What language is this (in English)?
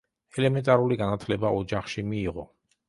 Georgian